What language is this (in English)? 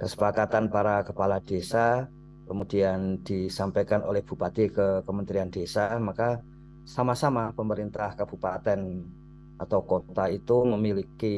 Indonesian